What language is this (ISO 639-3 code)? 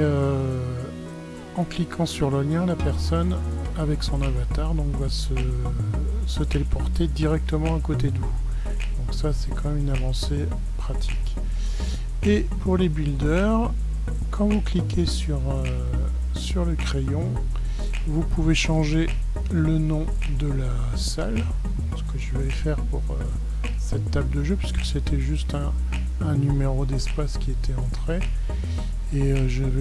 fra